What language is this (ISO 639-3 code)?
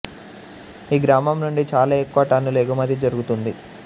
tel